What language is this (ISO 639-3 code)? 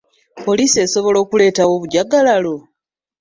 lug